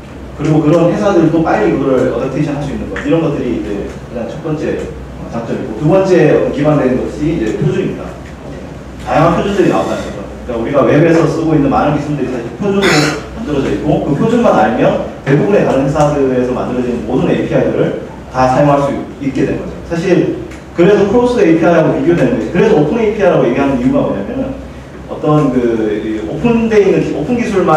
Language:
Korean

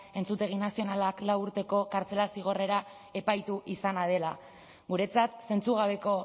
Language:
Basque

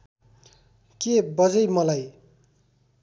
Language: Nepali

